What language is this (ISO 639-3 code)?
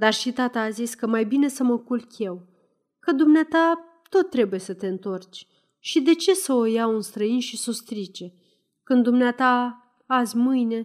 ron